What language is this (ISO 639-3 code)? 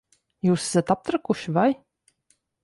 lav